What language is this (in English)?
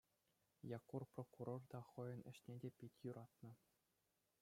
Chuvash